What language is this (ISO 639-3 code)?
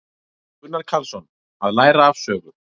isl